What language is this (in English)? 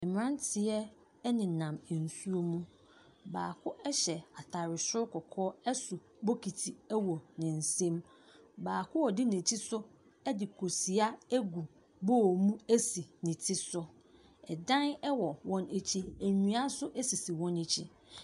Akan